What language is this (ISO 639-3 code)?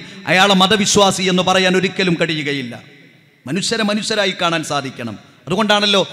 mal